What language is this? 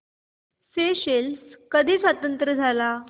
Marathi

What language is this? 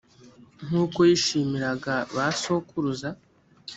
Kinyarwanda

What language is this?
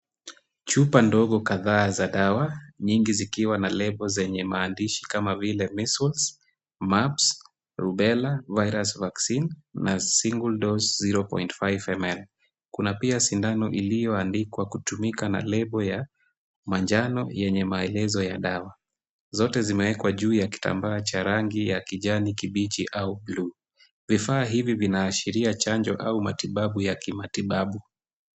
Swahili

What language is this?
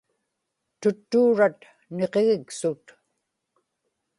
Inupiaq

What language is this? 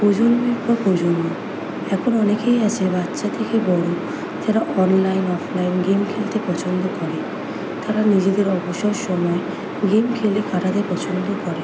Bangla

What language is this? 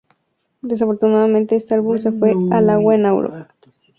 Spanish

